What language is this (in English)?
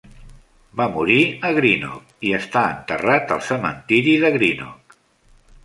Catalan